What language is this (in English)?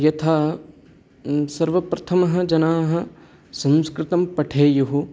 Sanskrit